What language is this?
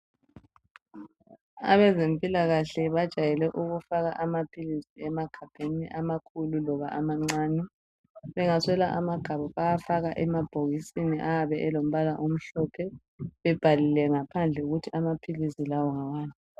North Ndebele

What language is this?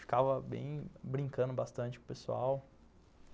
Portuguese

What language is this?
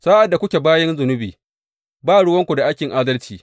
Hausa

